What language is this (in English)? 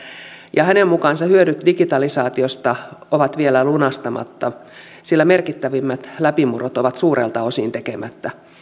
Finnish